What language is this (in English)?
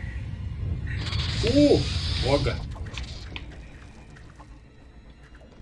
Portuguese